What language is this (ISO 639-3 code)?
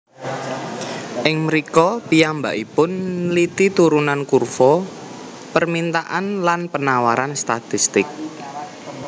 jav